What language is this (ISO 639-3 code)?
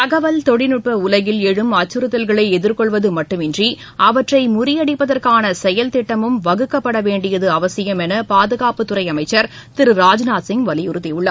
tam